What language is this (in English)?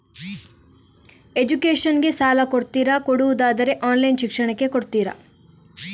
Kannada